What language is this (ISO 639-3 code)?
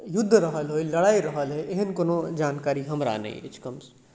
mai